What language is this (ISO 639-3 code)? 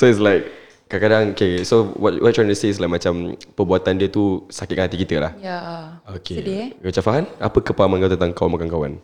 msa